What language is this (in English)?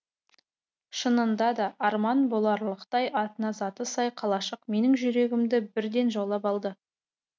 Kazakh